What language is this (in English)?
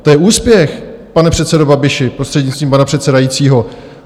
Czech